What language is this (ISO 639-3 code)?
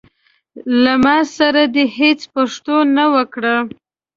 pus